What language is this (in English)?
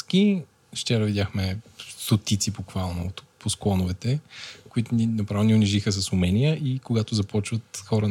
Bulgarian